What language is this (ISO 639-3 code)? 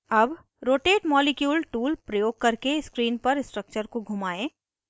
hin